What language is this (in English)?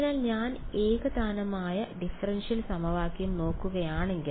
Malayalam